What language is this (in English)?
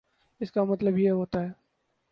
Urdu